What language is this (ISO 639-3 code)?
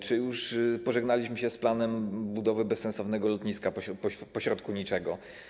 pol